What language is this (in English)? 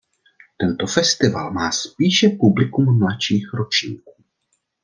Czech